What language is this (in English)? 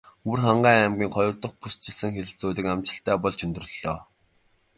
Mongolian